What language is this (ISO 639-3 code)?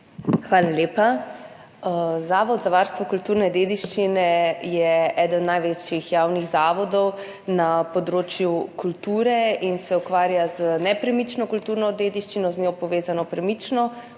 slv